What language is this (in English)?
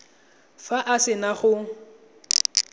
Tswana